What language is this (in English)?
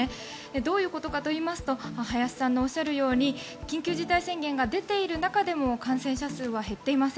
Japanese